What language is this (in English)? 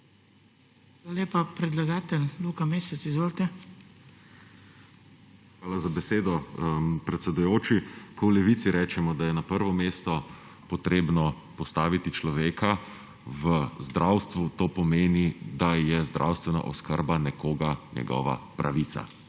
Slovenian